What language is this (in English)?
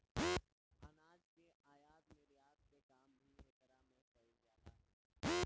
Bhojpuri